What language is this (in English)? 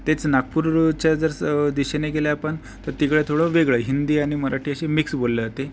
Marathi